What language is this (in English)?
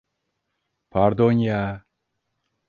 Turkish